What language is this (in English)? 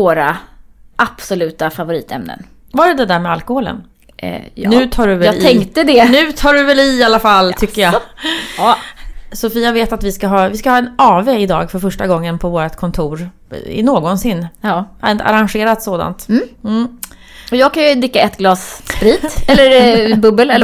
Swedish